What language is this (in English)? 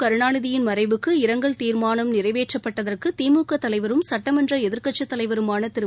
Tamil